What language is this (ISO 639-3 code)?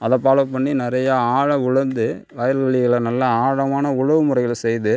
tam